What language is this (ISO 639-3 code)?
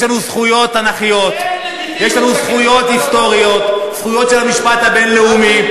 heb